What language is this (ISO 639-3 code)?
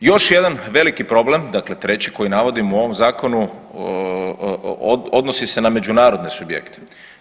hrv